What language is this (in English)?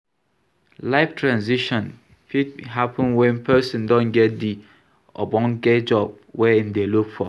Nigerian Pidgin